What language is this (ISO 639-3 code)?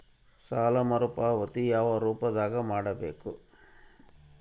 kan